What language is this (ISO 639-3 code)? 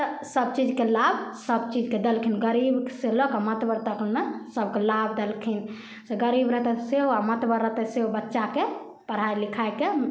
mai